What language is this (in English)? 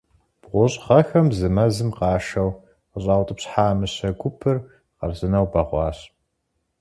Kabardian